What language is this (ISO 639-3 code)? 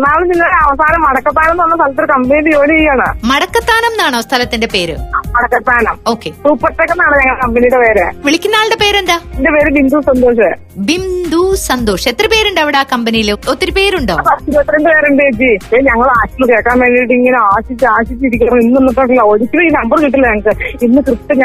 mal